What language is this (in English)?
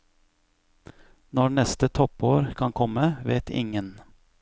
Norwegian